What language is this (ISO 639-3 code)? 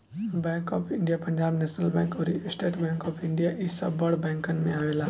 bho